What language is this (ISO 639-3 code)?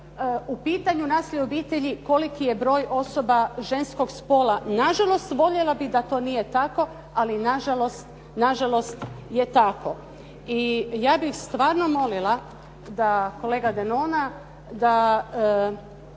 hrv